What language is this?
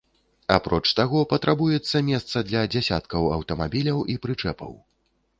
Belarusian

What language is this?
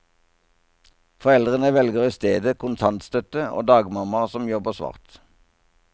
Norwegian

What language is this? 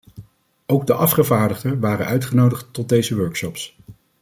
Dutch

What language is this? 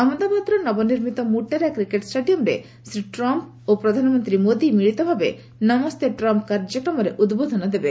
Odia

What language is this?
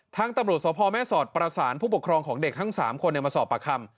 Thai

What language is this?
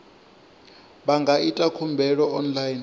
Venda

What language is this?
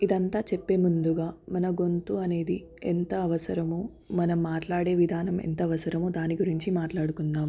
Telugu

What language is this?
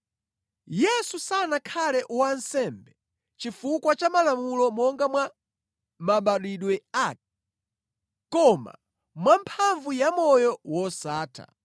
Nyanja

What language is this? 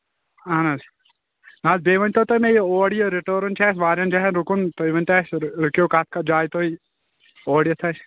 Kashmiri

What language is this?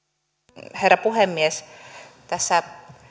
Finnish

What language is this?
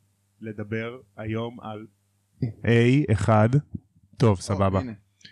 Hebrew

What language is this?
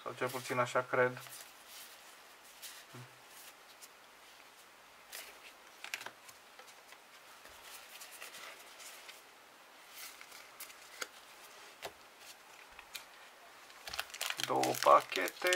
Romanian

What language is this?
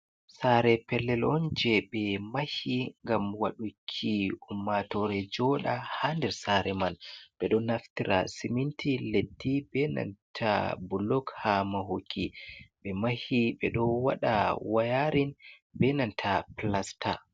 Fula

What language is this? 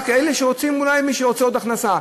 Hebrew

